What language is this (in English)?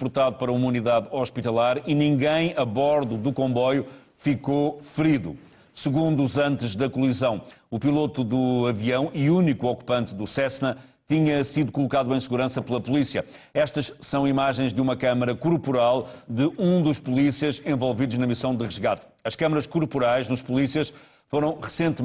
Portuguese